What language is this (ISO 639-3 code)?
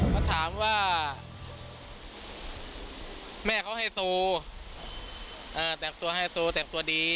tha